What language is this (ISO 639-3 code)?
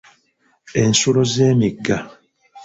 lug